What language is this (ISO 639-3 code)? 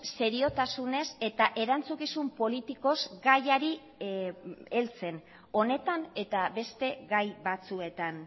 eus